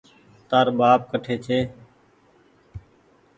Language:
Goaria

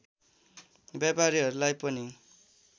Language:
Nepali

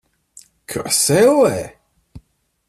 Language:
Latvian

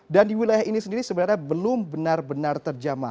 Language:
Indonesian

